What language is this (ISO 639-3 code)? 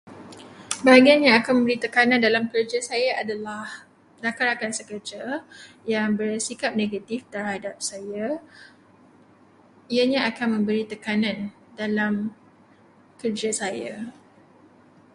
msa